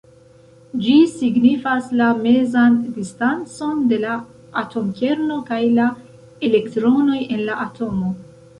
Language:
Esperanto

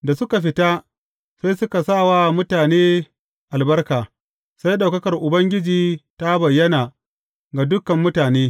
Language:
Hausa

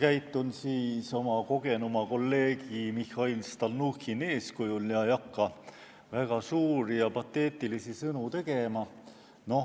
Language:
Estonian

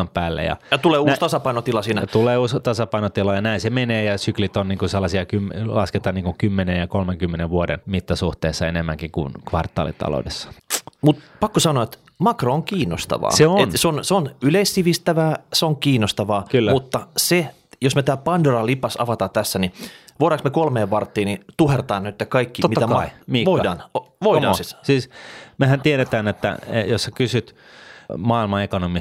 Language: Finnish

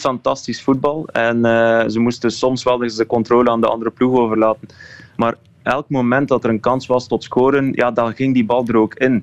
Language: Dutch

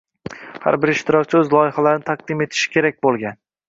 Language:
Uzbek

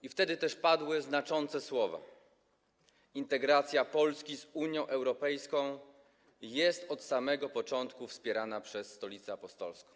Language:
Polish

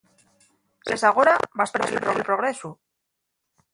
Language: Asturian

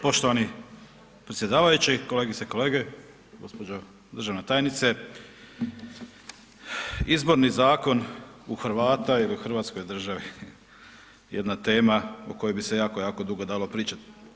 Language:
Croatian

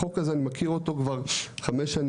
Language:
Hebrew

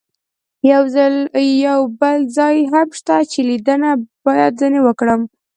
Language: Pashto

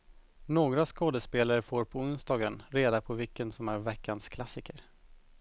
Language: Swedish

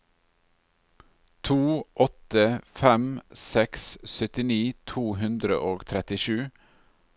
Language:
Norwegian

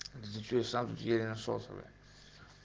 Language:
Russian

